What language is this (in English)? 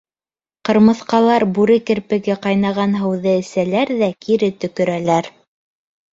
Bashkir